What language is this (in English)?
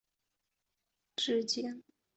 Chinese